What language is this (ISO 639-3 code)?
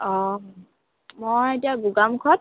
asm